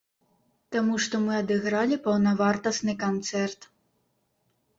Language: Belarusian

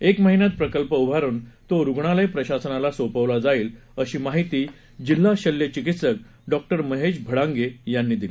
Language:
Marathi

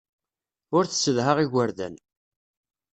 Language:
Kabyle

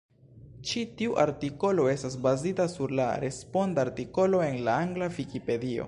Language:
Esperanto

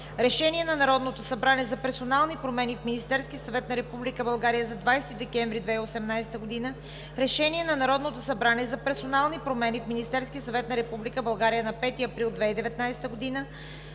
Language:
Bulgarian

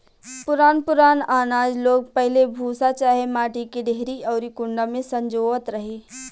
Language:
Bhojpuri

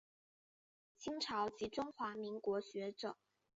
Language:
Chinese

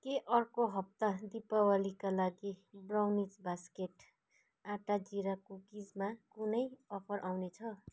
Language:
Nepali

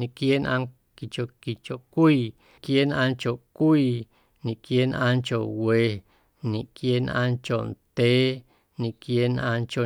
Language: Guerrero Amuzgo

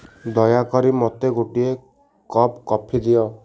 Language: Odia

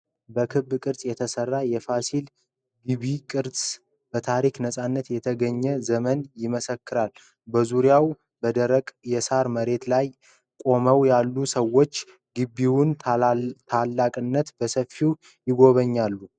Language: Amharic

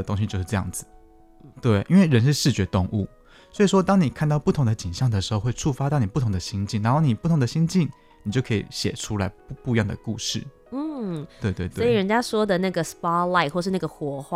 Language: Chinese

